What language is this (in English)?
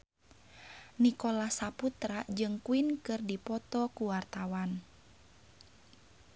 Sundanese